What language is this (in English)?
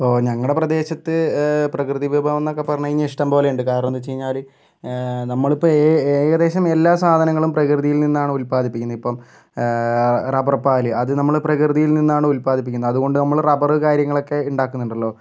Malayalam